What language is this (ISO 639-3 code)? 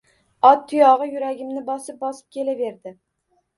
uzb